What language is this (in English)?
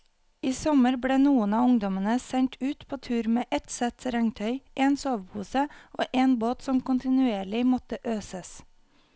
Norwegian